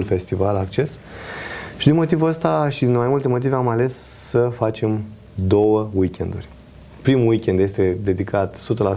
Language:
Romanian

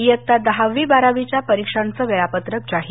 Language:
Marathi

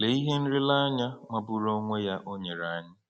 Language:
Igbo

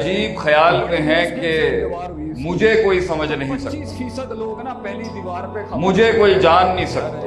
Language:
Urdu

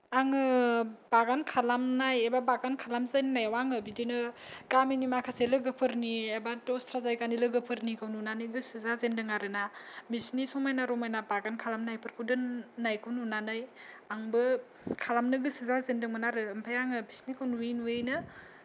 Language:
Bodo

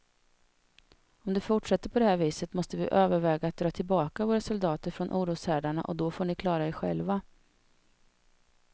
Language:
Swedish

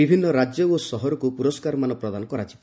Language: Odia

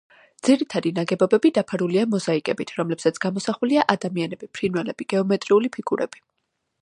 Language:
Georgian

